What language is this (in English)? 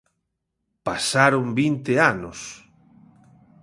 Galician